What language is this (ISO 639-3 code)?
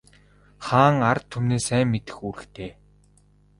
mon